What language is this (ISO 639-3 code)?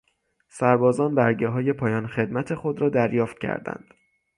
fas